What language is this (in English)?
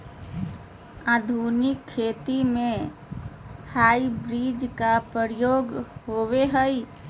Magahi